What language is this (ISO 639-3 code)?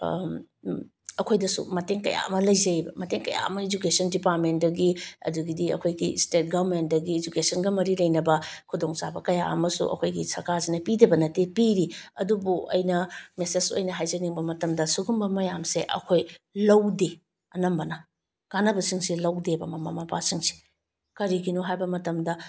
mni